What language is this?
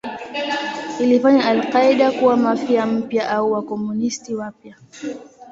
Swahili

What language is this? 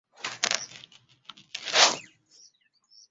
Ganda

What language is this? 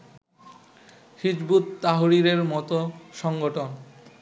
Bangla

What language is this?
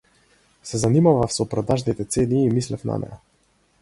Macedonian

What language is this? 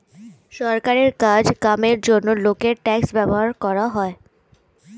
Bangla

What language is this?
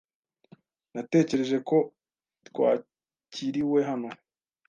Kinyarwanda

